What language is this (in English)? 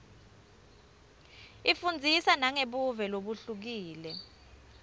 Swati